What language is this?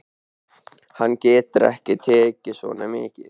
Icelandic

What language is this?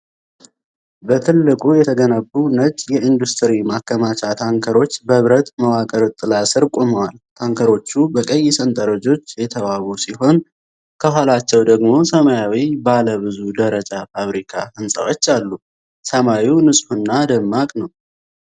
Amharic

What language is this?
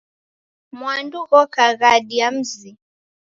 Taita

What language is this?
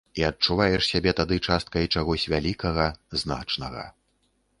Belarusian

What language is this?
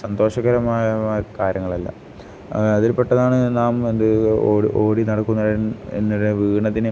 Malayalam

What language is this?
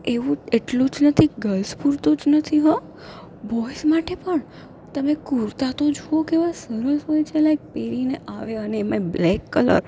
Gujarati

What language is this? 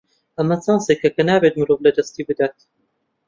Central Kurdish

